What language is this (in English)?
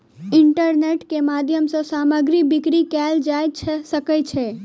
Maithili